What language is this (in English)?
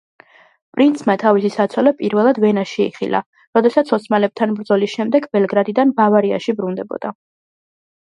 Georgian